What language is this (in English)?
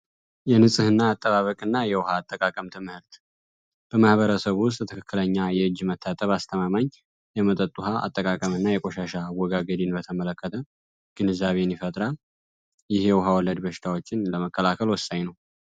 Amharic